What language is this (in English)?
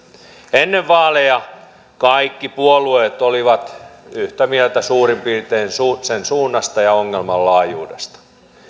Finnish